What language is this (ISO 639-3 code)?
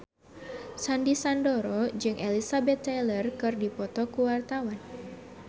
sun